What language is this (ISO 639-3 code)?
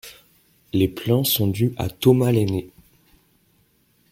fra